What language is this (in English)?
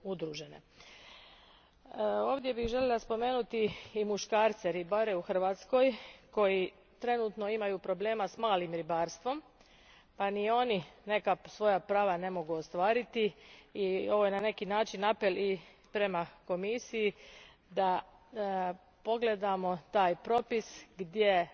Croatian